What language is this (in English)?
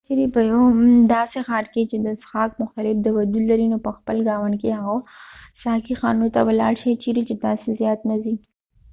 Pashto